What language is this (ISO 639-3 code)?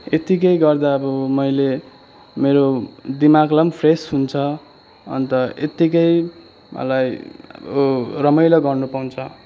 nep